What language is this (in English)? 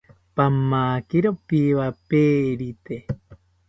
South Ucayali Ashéninka